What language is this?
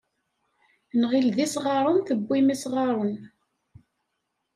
Kabyle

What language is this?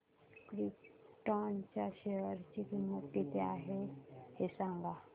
Marathi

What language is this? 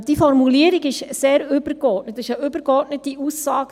Swiss German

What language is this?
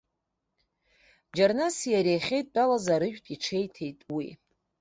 Abkhazian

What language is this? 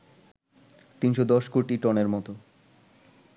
Bangla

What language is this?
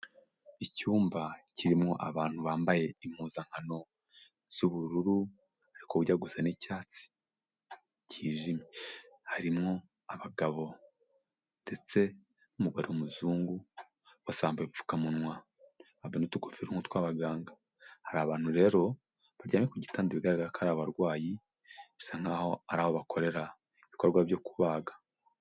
Kinyarwanda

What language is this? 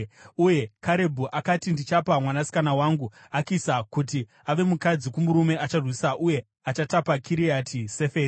Shona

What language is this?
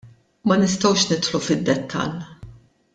Maltese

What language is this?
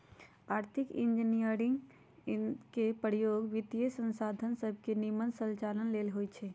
Magahi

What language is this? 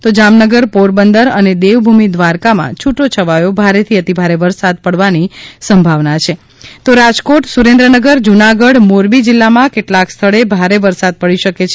Gujarati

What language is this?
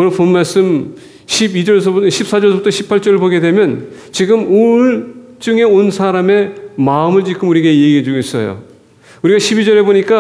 Korean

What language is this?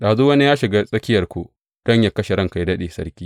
Hausa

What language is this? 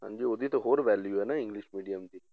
Punjabi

